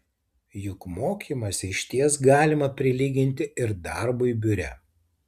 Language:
Lithuanian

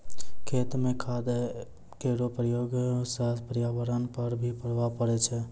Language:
Maithili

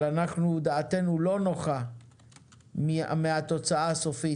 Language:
Hebrew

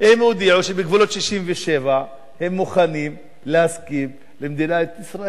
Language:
Hebrew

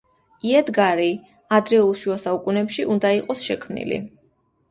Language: Georgian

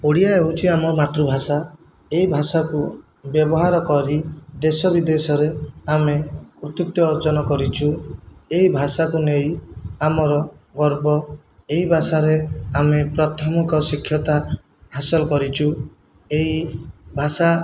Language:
Odia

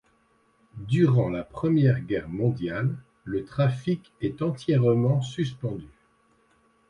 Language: French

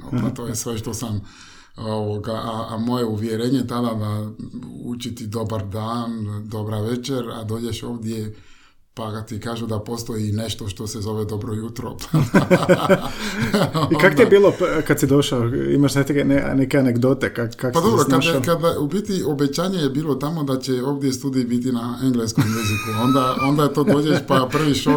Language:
Croatian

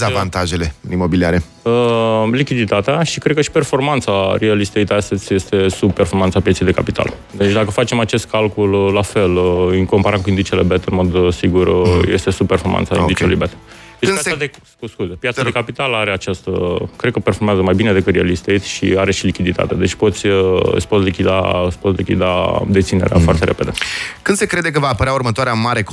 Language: Romanian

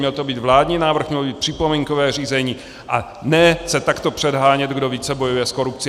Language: Czech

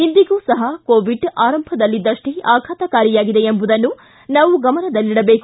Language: Kannada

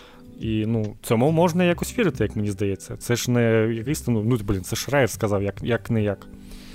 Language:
Ukrainian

